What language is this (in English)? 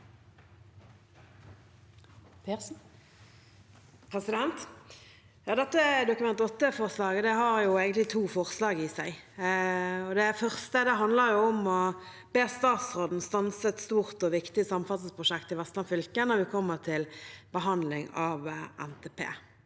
Norwegian